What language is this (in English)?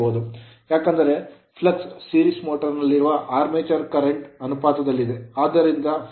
Kannada